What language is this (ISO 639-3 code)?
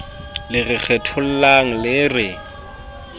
sot